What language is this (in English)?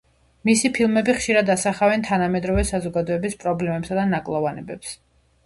Georgian